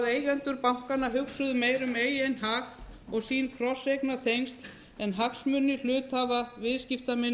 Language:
Icelandic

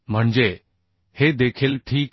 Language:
Marathi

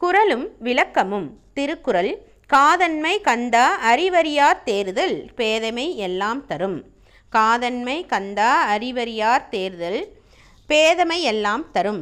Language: Arabic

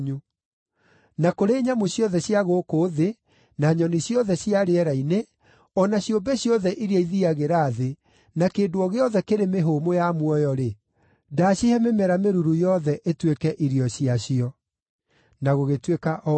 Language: Kikuyu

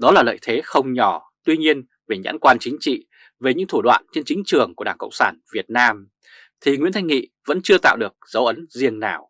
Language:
Vietnamese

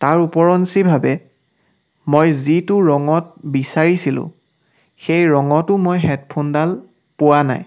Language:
Assamese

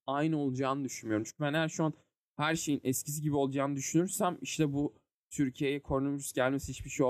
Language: Turkish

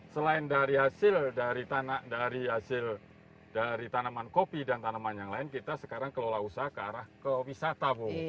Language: Indonesian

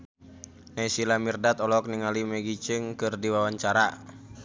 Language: Sundanese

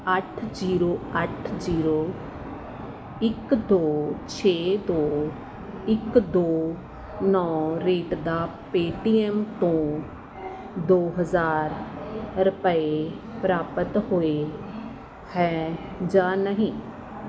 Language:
Punjabi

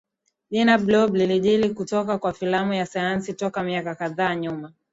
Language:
Swahili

